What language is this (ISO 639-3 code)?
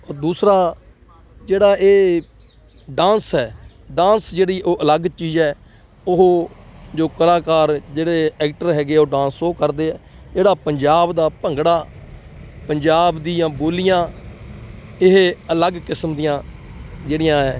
pan